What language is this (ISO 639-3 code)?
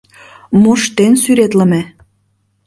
chm